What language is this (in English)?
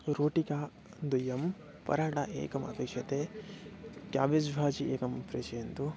Sanskrit